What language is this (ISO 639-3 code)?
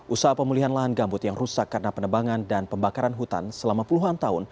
ind